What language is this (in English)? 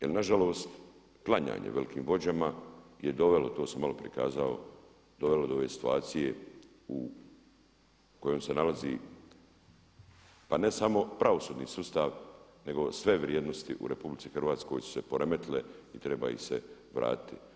Croatian